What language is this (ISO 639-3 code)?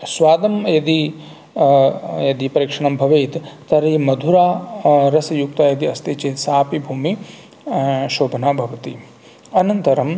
san